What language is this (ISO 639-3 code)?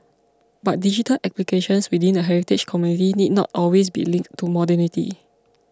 eng